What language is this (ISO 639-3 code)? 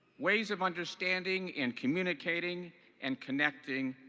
eng